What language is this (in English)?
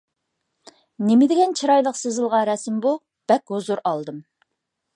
Uyghur